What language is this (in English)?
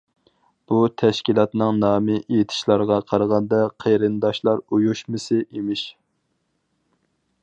Uyghur